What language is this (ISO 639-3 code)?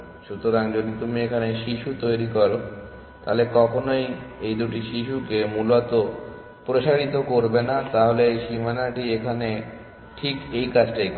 ben